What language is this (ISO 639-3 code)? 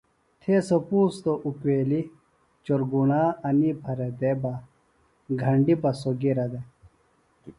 phl